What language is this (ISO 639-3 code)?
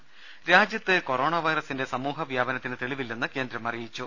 mal